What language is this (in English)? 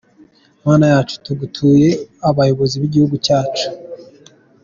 Kinyarwanda